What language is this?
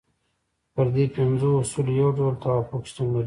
Pashto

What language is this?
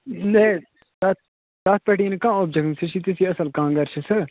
Kashmiri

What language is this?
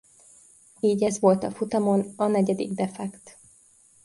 Hungarian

